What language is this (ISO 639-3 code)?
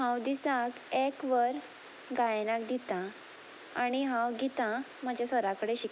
kok